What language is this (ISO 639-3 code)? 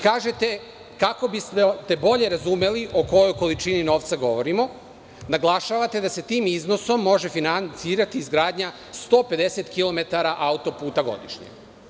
srp